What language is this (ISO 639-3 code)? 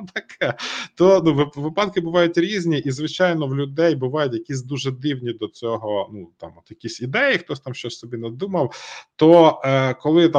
ukr